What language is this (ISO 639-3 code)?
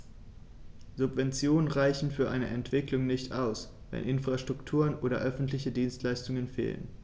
deu